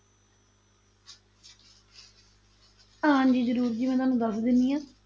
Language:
Punjabi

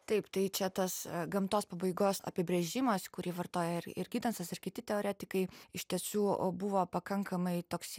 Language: Lithuanian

